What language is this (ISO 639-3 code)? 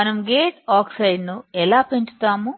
tel